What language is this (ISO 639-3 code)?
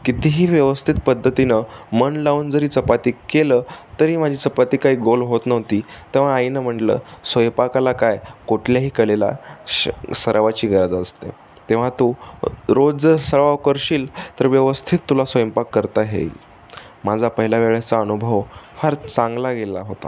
mar